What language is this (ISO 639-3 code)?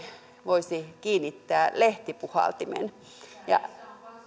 fin